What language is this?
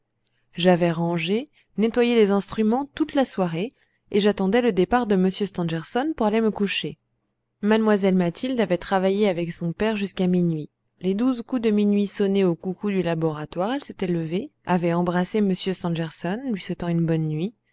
French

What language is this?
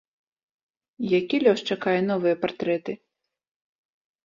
Belarusian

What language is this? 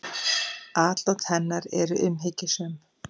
Icelandic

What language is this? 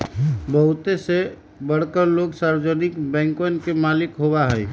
Magahi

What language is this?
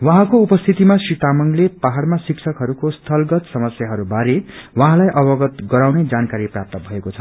Nepali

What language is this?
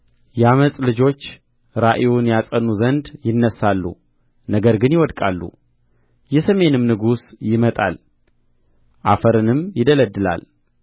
Amharic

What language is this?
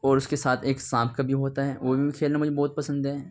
Urdu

